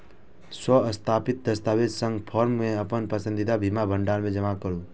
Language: Maithili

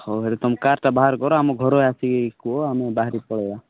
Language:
Odia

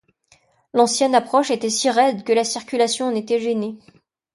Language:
French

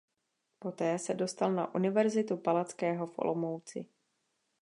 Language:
Czech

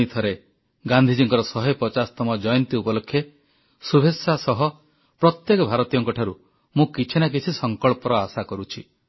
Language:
Odia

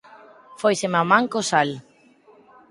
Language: Galician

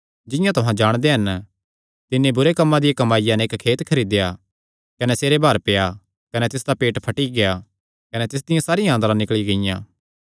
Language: Kangri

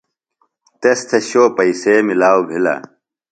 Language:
Phalura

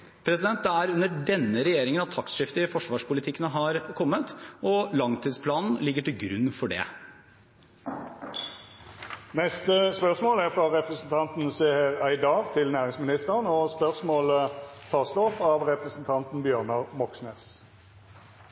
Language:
Norwegian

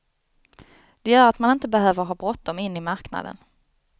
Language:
Swedish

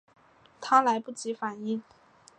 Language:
Chinese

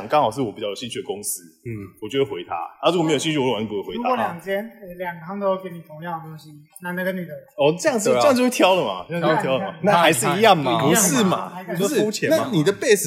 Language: Chinese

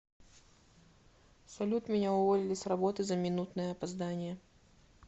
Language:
Russian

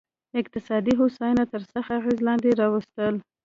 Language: Pashto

